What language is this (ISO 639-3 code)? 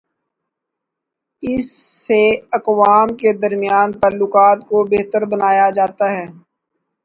urd